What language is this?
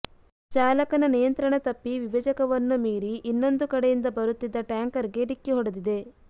Kannada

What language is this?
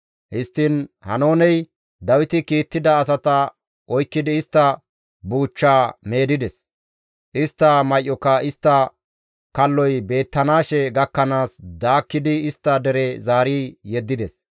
Gamo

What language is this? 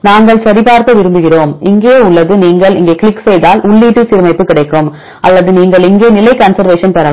Tamil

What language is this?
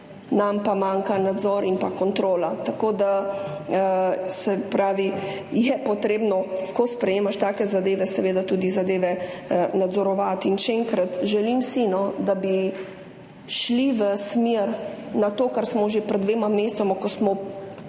Slovenian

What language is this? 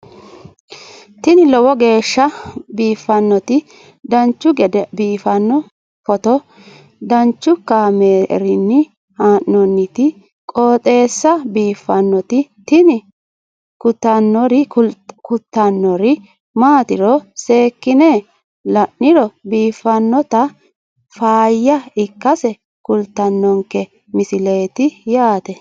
Sidamo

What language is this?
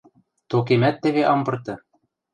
Western Mari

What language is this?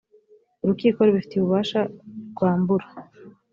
Kinyarwanda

